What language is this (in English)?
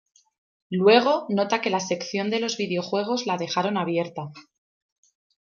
Spanish